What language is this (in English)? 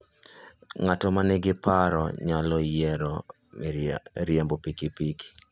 Luo (Kenya and Tanzania)